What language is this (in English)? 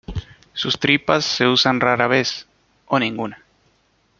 Spanish